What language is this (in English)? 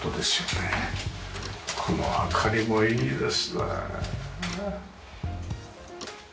Japanese